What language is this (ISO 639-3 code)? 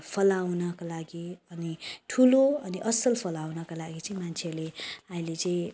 nep